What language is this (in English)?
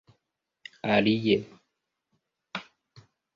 Esperanto